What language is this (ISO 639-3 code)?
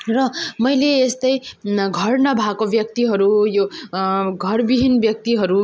nep